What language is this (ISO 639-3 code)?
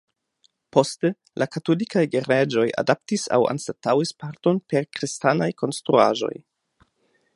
epo